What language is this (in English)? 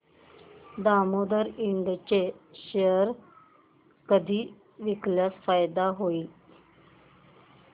Marathi